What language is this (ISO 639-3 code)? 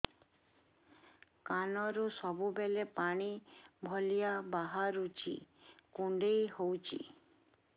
ori